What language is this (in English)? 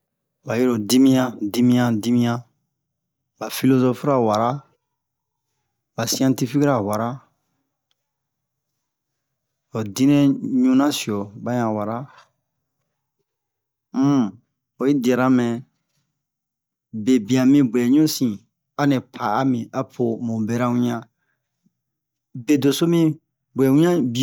Bomu